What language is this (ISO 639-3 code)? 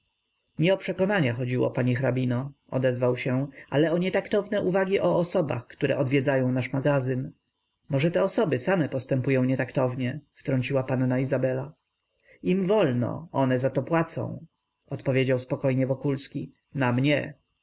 pol